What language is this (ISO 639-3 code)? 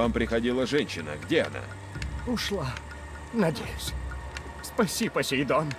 rus